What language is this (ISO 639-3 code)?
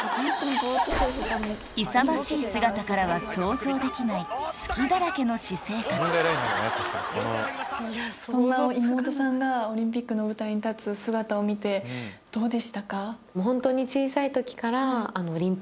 jpn